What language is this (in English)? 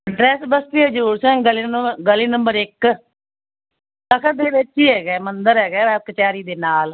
Punjabi